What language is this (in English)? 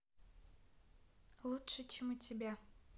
Russian